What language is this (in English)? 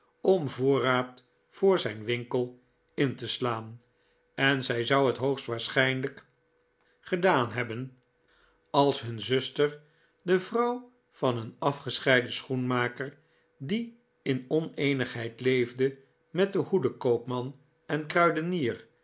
Dutch